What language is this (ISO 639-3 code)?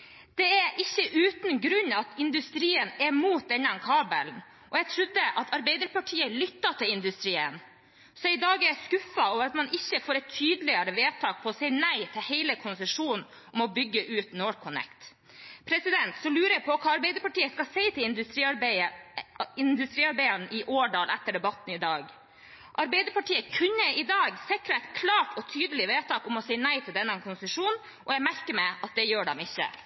nob